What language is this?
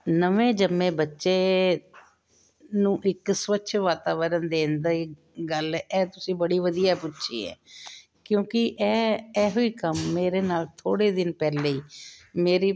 Punjabi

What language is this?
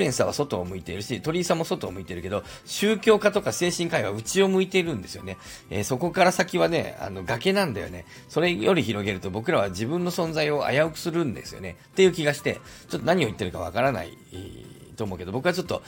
Japanese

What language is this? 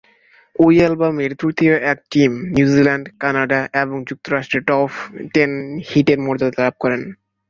Bangla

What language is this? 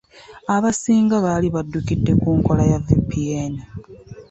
Ganda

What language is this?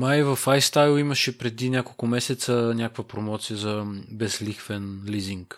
Bulgarian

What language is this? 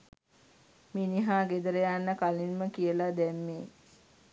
Sinhala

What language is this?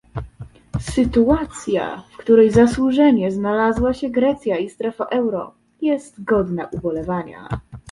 Polish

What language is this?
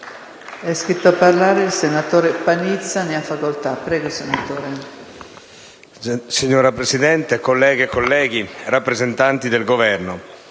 Italian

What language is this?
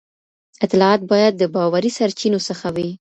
Pashto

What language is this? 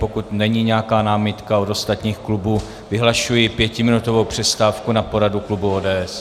Czech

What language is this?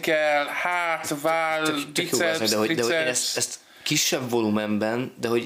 Hungarian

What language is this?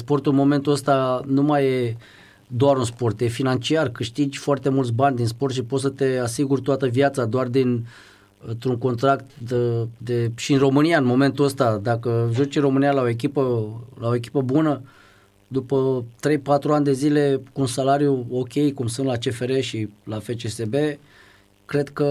Romanian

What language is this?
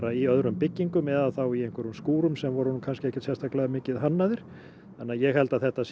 Icelandic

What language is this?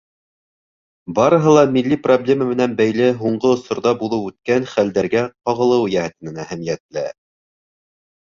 Bashkir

